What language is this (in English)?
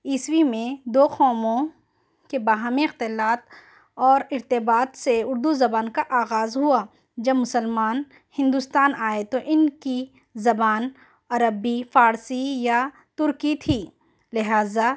Urdu